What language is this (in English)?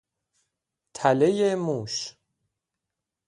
Persian